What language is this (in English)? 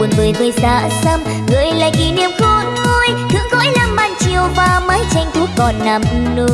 Vietnamese